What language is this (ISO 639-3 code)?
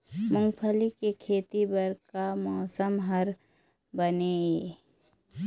hne